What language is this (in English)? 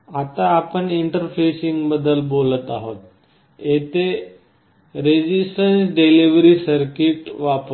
Marathi